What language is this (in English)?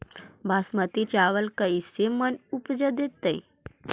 Magahi